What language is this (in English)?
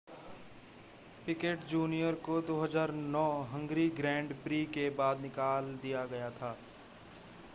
Hindi